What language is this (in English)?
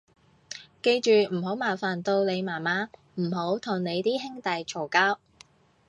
Cantonese